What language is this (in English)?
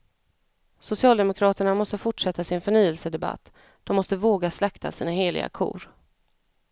Swedish